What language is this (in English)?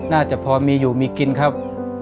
Thai